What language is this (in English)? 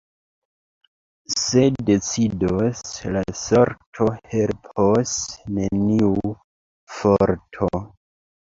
Esperanto